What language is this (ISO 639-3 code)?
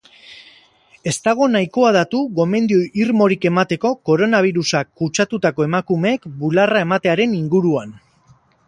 eus